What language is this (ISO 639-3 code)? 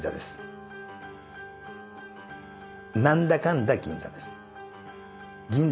jpn